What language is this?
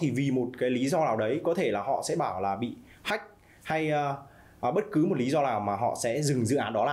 Vietnamese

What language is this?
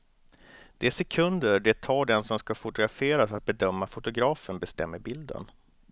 Swedish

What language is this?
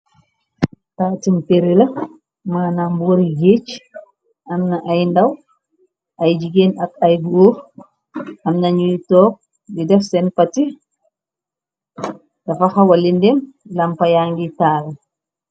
Wolof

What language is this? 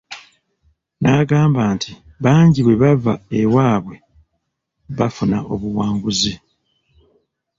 Ganda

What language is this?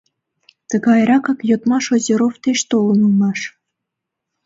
Mari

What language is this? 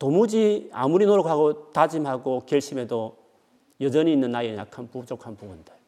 Korean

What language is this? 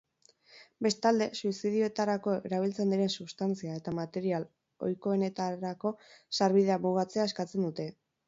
Basque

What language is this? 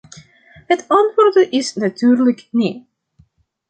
Dutch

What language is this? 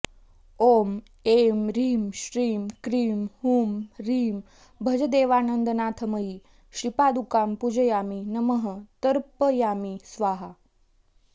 Sanskrit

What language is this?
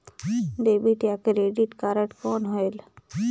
Chhattisgarhi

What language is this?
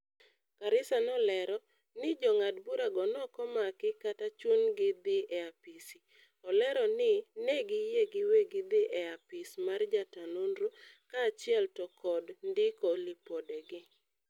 Luo (Kenya and Tanzania)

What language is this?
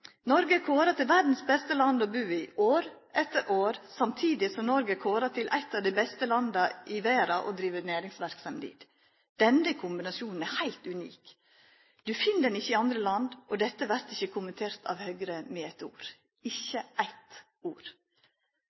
Norwegian Nynorsk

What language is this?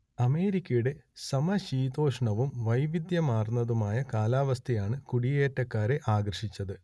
Malayalam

